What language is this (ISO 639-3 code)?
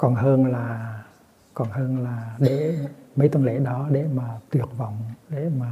vie